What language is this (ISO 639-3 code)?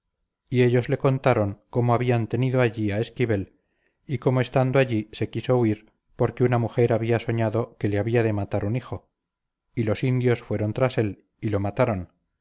spa